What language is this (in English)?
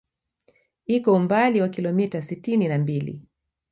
Swahili